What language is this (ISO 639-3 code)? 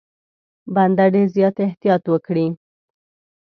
pus